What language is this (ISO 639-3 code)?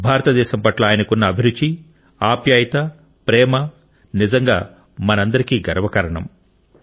tel